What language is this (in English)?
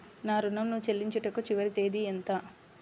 Telugu